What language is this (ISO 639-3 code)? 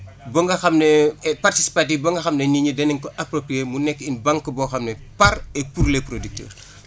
wol